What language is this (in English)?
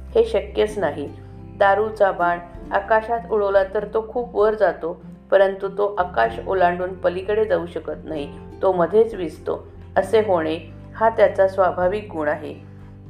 Marathi